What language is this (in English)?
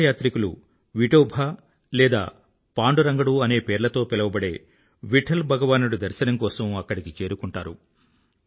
Telugu